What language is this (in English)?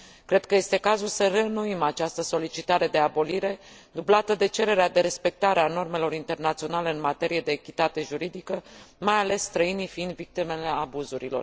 Romanian